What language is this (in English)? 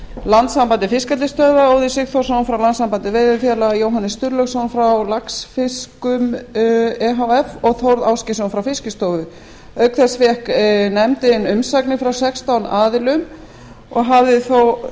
Icelandic